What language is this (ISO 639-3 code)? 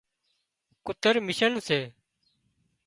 kxp